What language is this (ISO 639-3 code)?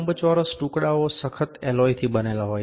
guj